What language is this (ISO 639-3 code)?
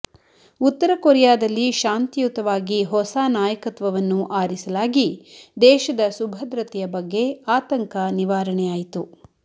kan